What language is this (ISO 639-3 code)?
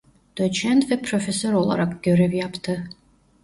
tur